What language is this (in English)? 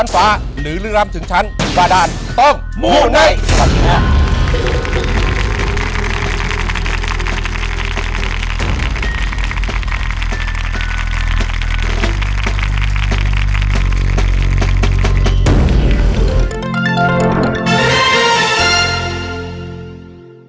Thai